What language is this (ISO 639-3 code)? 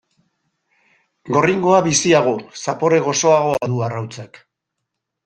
eus